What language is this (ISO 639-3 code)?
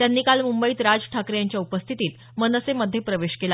mar